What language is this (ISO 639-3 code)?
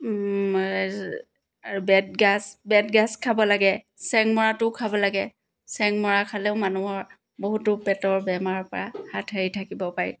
asm